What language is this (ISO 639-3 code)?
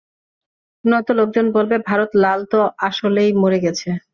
ben